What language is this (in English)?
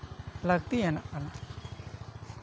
Santali